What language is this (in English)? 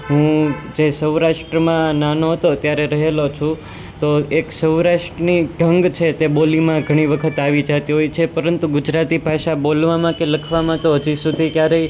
Gujarati